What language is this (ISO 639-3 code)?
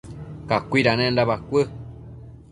mcf